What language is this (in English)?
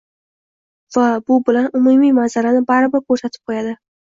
Uzbek